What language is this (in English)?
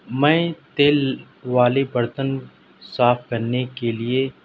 Urdu